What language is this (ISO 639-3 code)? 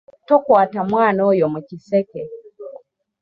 lug